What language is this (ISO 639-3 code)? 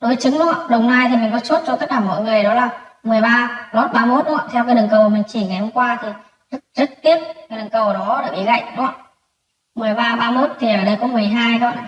vie